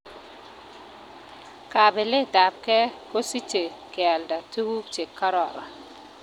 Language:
Kalenjin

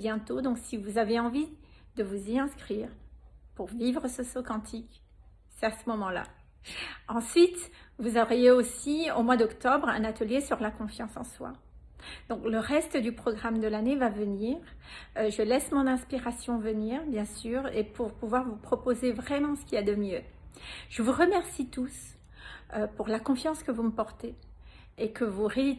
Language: French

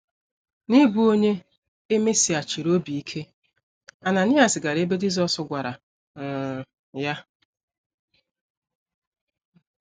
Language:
Igbo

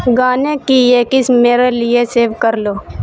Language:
Urdu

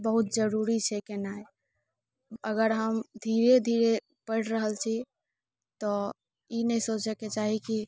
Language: Maithili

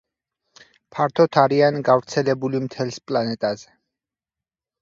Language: Georgian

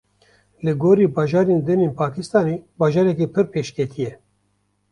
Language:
Kurdish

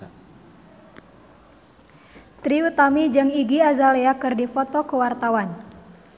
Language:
Sundanese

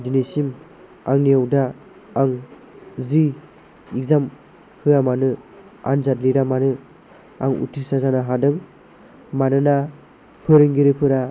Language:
Bodo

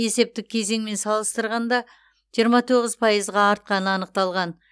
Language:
Kazakh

